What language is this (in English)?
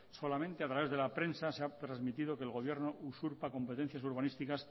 Spanish